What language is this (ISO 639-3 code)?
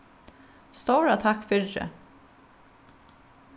fao